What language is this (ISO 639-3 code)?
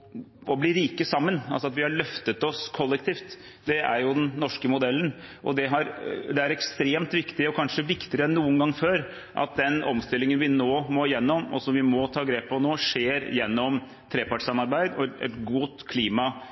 nob